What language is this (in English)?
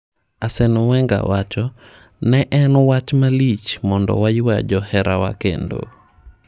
Luo (Kenya and Tanzania)